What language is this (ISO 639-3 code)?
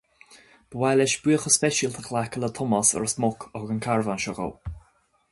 gle